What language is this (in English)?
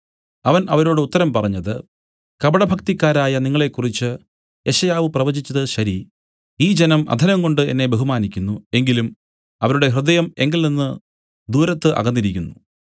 Malayalam